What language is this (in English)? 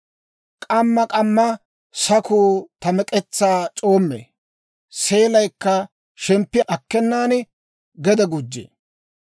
Dawro